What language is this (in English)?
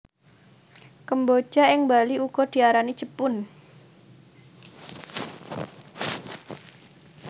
Javanese